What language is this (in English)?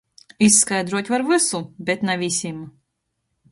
Latgalian